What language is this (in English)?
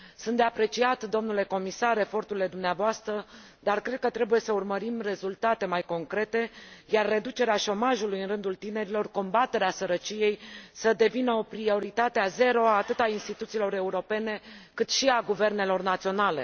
Romanian